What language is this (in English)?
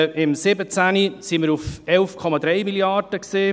Swiss German